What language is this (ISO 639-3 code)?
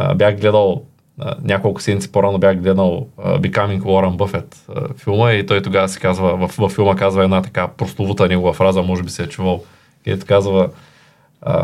bul